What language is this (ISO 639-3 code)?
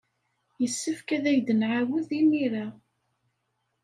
kab